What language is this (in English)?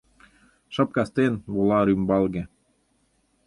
Mari